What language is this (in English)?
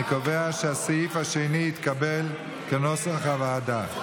Hebrew